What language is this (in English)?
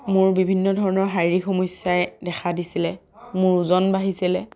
Assamese